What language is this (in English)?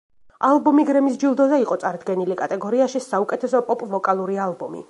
Georgian